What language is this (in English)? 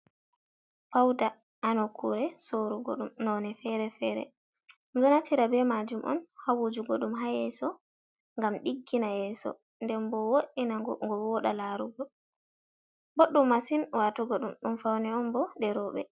Fula